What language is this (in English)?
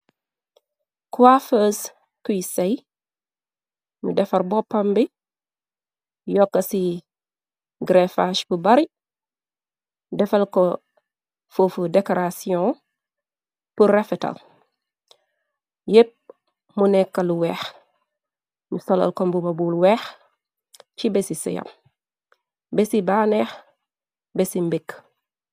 Wolof